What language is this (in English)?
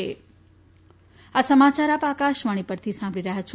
Gujarati